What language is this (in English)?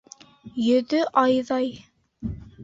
Bashkir